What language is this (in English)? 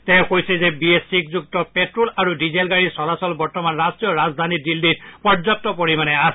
Assamese